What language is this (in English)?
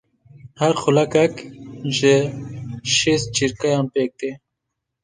Kurdish